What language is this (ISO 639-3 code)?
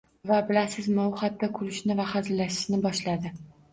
uzb